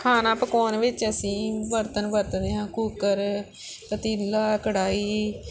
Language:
Punjabi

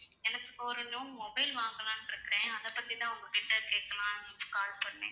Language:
Tamil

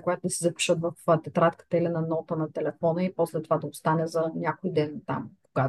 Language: Bulgarian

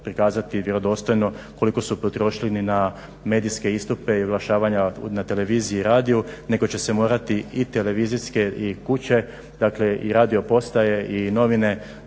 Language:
Croatian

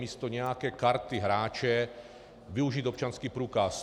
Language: Czech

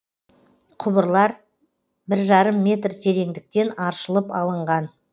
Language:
Kazakh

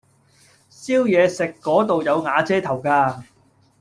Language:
Cantonese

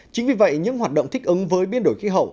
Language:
Vietnamese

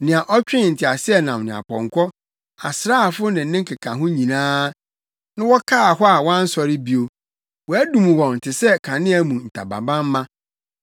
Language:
Akan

